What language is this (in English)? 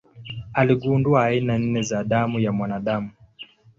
Swahili